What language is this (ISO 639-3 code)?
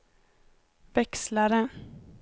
swe